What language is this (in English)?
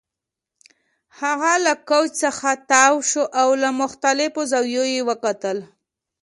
Pashto